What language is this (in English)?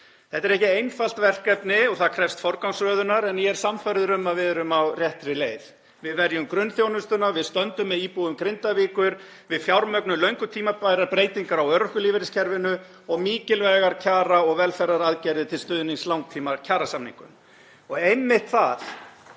Icelandic